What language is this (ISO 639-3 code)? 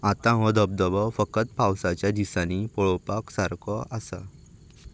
kok